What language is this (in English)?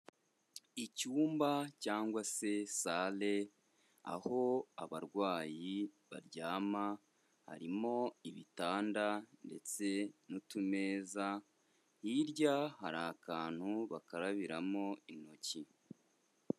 Kinyarwanda